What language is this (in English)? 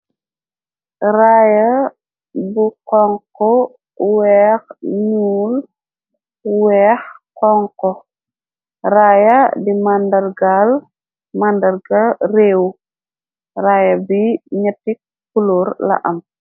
Wolof